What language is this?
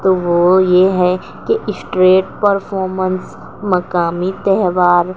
Urdu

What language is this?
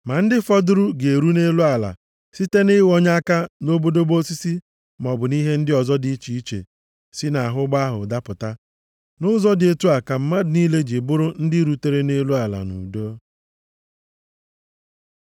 Igbo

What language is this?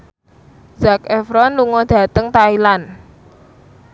Javanese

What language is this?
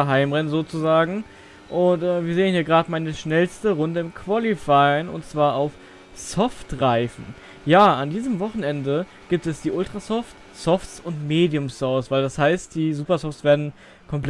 German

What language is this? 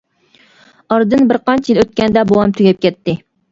Uyghur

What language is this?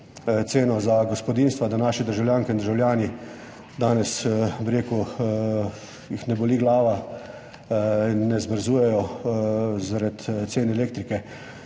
Slovenian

